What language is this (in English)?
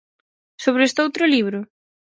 Galician